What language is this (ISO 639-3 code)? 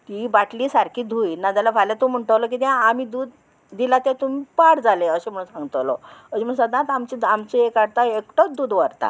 kok